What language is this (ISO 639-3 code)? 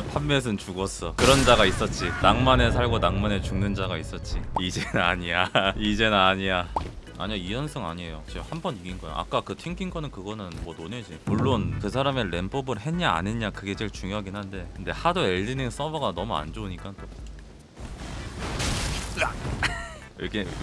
kor